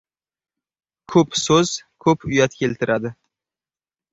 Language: Uzbek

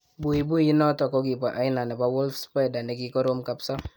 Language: Kalenjin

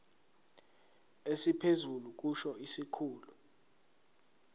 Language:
Zulu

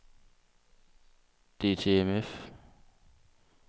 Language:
Danish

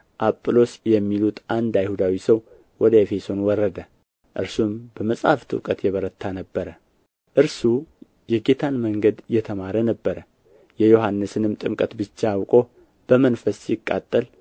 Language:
Amharic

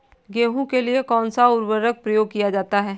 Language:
Hindi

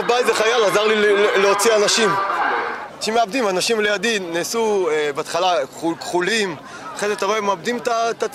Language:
Hebrew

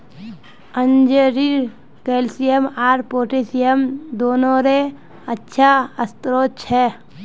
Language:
Magahi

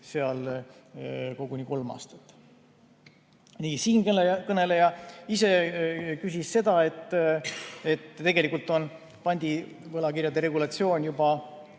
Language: Estonian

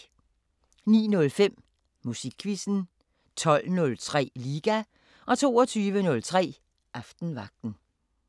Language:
Danish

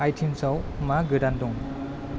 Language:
Bodo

